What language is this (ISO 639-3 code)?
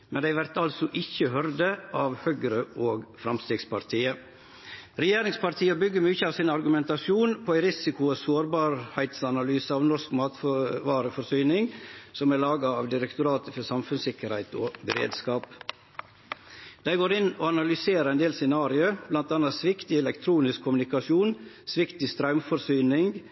nno